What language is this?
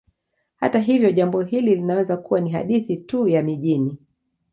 Swahili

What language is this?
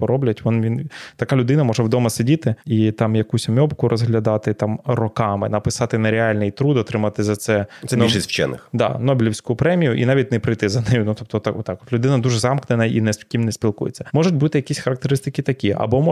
Ukrainian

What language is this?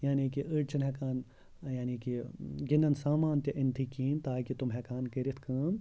Kashmiri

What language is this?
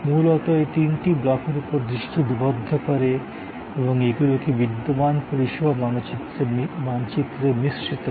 Bangla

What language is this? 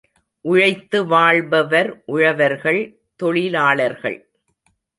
Tamil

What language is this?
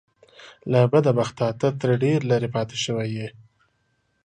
Pashto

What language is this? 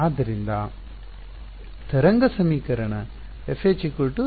Kannada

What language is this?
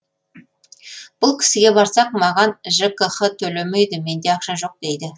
Kazakh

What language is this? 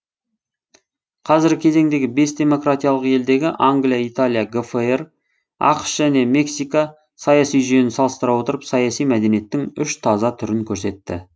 Kazakh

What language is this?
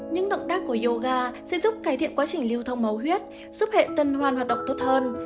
Vietnamese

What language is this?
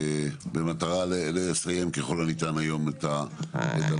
Hebrew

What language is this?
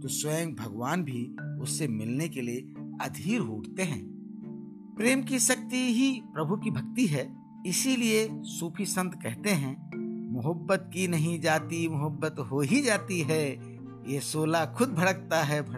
Hindi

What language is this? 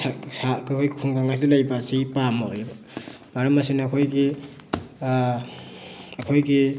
Manipuri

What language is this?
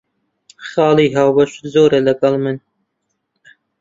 Central Kurdish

